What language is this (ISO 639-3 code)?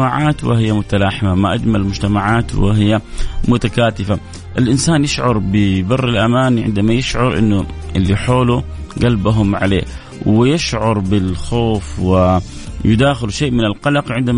ara